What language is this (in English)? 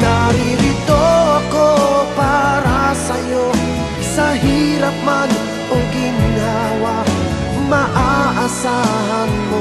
Indonesian